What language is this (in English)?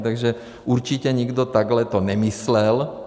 Czech